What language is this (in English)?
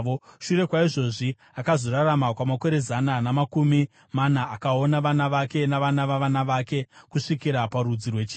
Shona